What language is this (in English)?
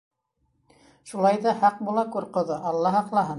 Bashkir